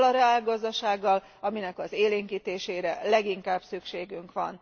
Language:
Hungarian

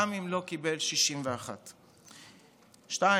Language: Hebrew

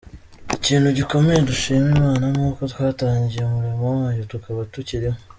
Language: Kinyarwanda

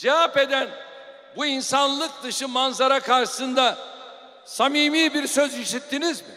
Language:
Turkish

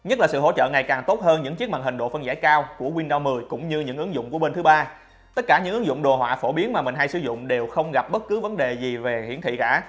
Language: Vietnamese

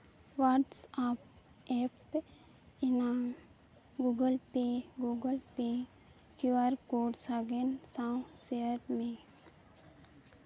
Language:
Santali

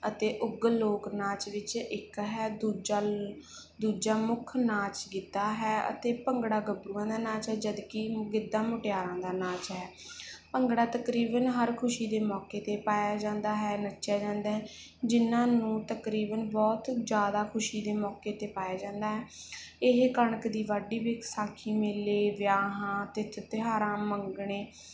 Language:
Punjabi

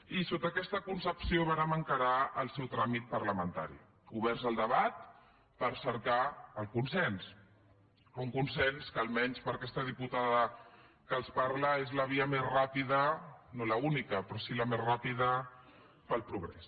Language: Catalan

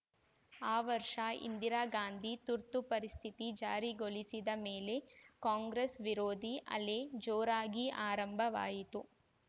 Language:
Kannada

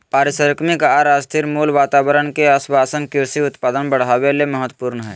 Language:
Magahi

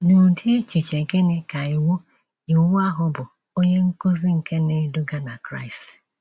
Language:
Igbo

